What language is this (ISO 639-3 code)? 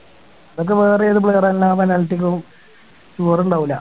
mal